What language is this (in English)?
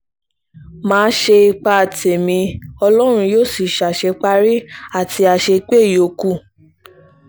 Yoruba